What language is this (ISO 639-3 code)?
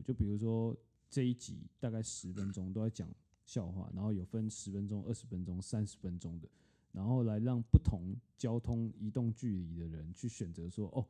zho